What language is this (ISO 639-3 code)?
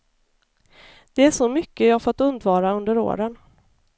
swe